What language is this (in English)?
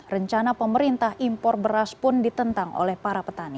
Indonesian